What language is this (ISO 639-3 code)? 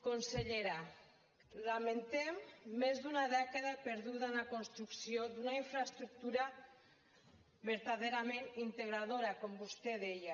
cat